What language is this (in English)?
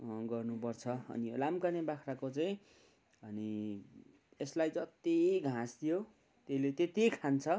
Nepali